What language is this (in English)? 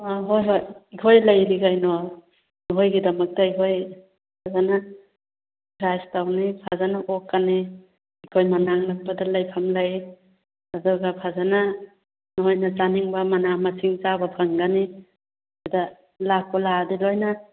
Manipuri